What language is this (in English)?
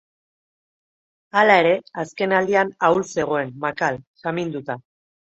Basque